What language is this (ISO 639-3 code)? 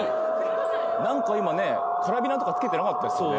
jpn